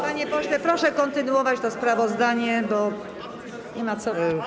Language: Polish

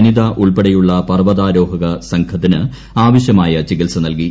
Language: Malayalam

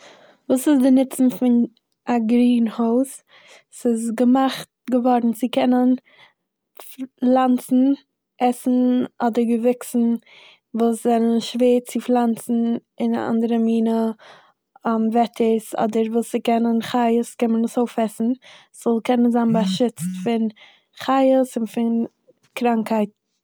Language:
Yiddish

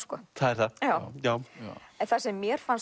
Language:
Icelandic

